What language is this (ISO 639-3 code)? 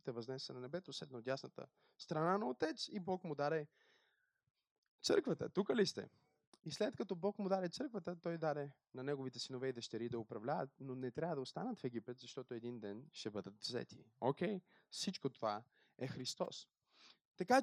bul